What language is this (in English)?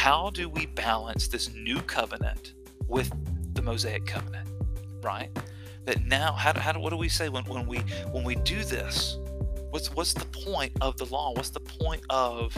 English